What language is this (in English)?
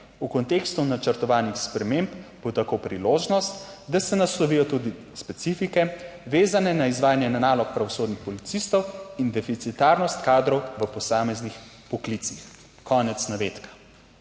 Slovenian